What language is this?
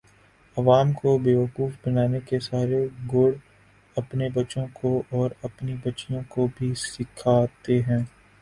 Urdu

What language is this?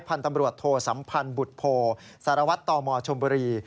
Thai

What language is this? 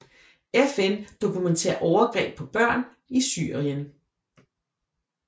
Danish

